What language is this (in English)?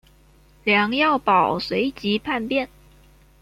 Chinese